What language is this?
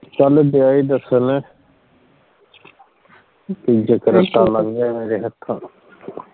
Punjabi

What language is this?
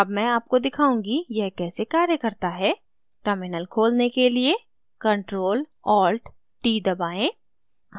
Hindi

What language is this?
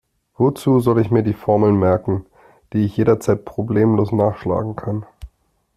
German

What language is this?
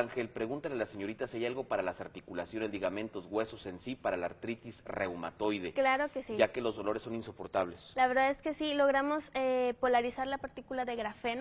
Spanish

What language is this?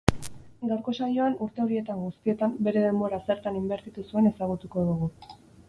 Basque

